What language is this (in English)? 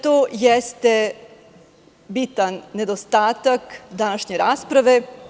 Serbian